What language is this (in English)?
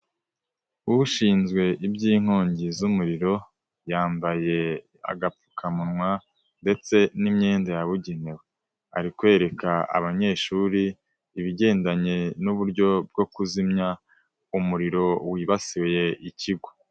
Kinyarwanda